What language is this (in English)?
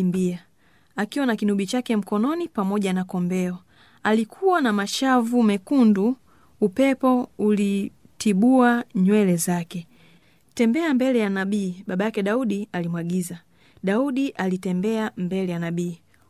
Swahili